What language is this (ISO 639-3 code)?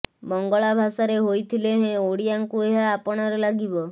ori